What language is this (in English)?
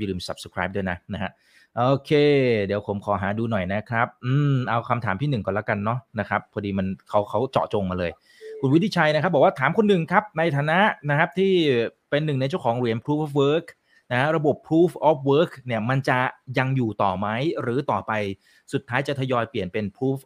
Thai